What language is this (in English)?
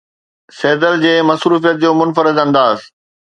Sindhi